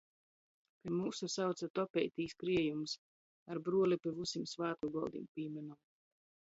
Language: Latgalian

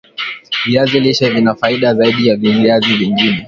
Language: Swahili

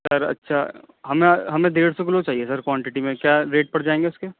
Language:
Urdu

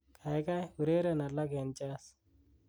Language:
Kalenjin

